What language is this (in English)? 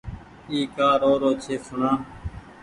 Goaria